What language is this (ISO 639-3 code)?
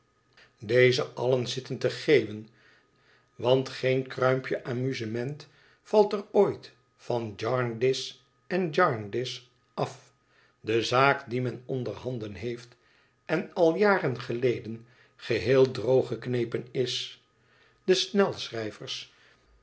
nld